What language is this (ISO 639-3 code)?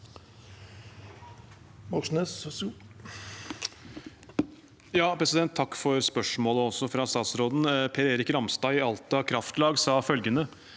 nor